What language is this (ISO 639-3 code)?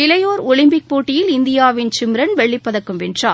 tam